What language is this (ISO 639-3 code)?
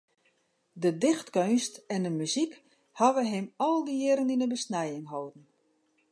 fry